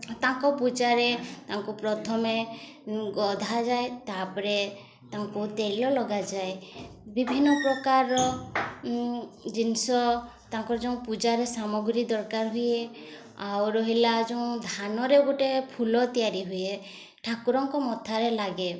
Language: Odia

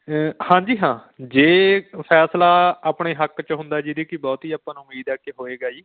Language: Punjabi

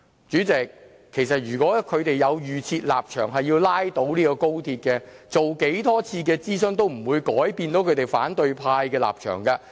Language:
Cantonese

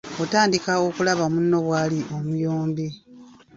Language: Ganda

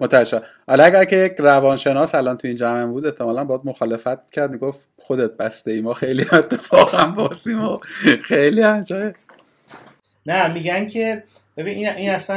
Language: Persian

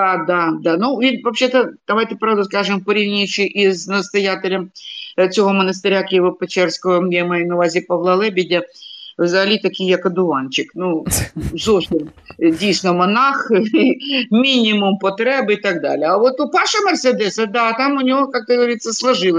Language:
Ukrainian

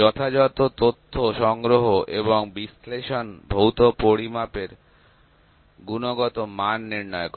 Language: Bangla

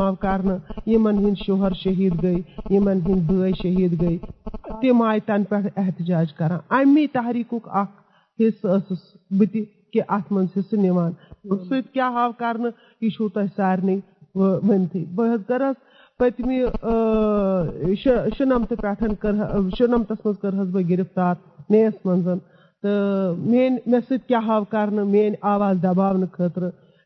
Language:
Urdu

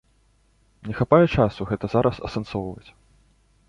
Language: Belarusian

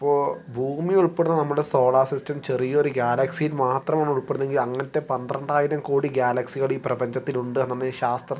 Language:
Malayalam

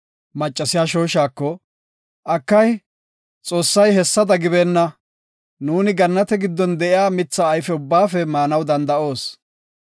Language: Gofa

